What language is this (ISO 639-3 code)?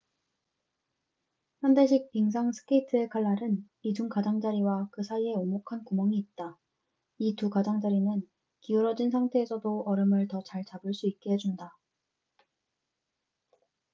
kor